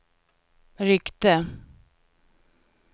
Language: Swedish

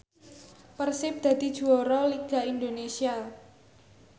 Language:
Javanese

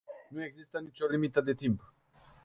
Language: Romanian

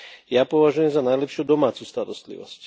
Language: Slovak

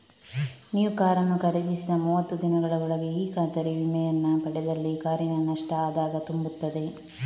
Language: Kannada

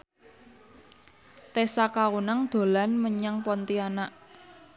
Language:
Javanese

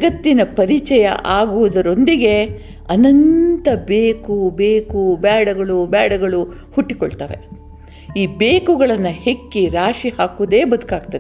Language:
Kannada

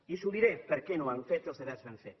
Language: Catalan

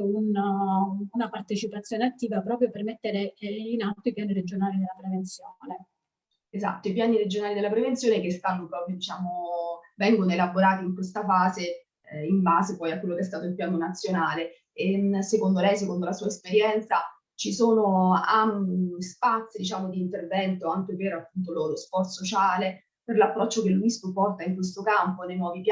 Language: Italian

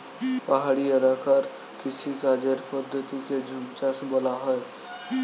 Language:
Bangla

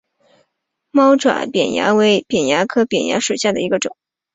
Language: Chinese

